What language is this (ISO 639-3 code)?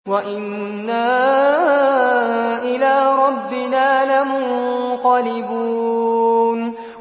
ara